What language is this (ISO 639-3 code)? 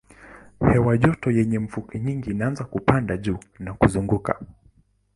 swa